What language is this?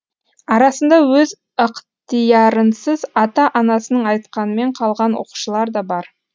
Kazakh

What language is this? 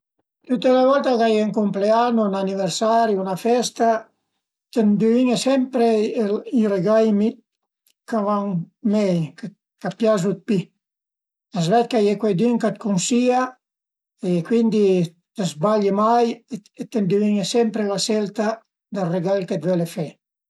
Piedmontese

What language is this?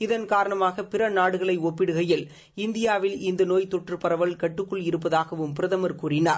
Tamil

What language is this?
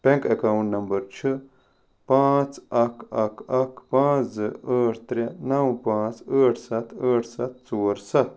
Kashmiri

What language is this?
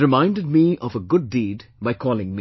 English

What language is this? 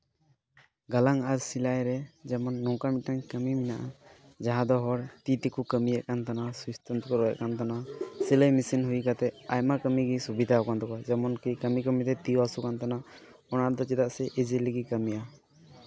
Santali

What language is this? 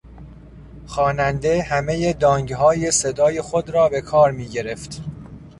Persian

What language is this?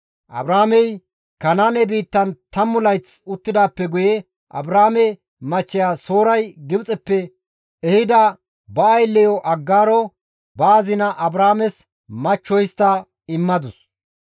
Gamo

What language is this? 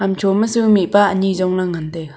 Wancho Naga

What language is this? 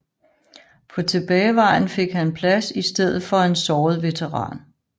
Danish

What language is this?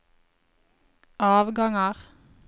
Norwegian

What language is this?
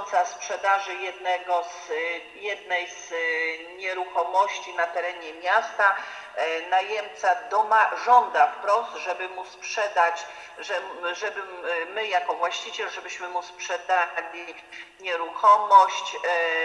Polish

